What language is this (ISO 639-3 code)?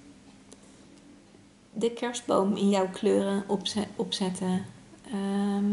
nld